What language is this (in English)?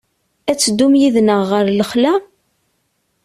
Kabyle